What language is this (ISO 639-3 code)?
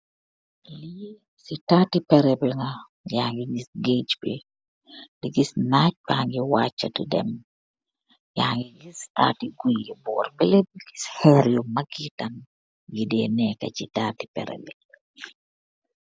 wol